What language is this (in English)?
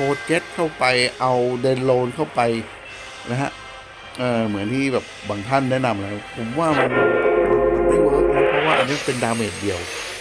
Thai